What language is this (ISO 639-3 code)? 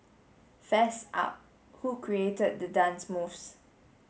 eng